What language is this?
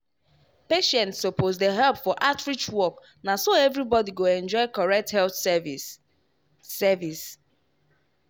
Nigerian Pidgin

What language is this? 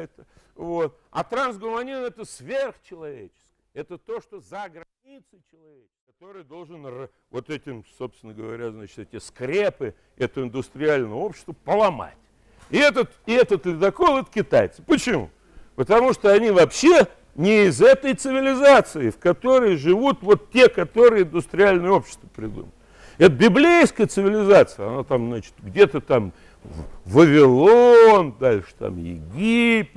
Russian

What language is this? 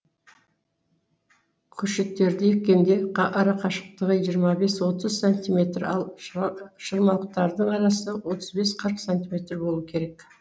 Kazakh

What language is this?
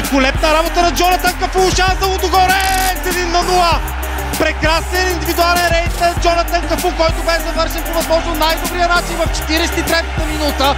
Romanian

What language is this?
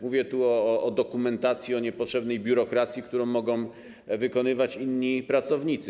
Polish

